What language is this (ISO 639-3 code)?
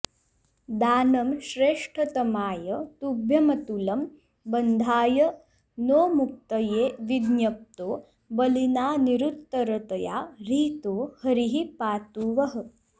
san